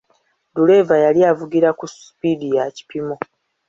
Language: Ganda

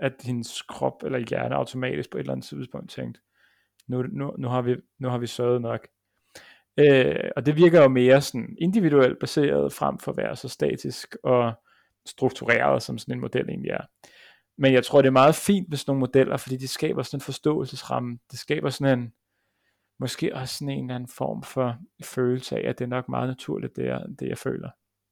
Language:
Danish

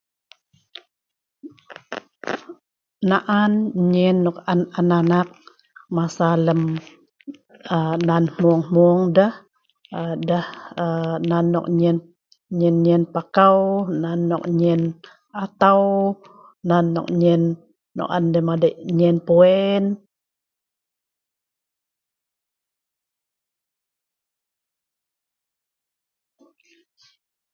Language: Sa'ban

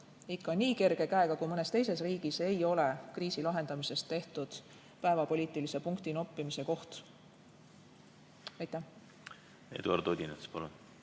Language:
Estonian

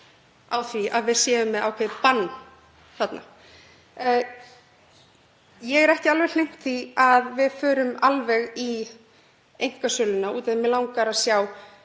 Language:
Icelandic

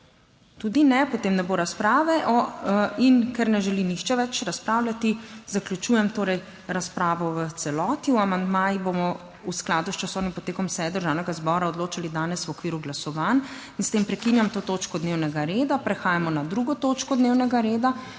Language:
Slovenian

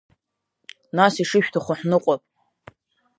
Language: Abkhazian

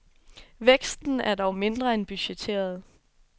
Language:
Danish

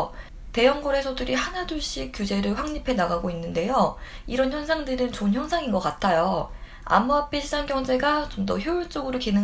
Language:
Korean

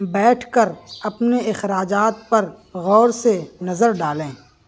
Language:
Urdu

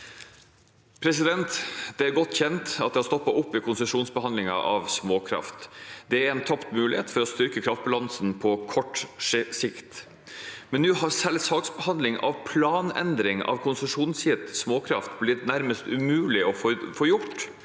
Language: Norwegian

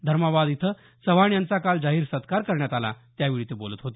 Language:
Marathi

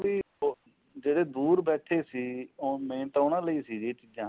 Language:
Punjabi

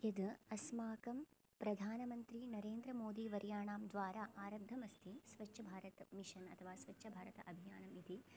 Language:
Sanskrit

